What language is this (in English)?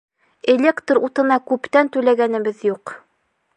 Bashkir